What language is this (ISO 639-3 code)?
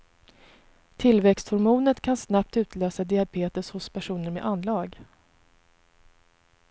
swe